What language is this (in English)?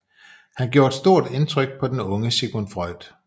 Danish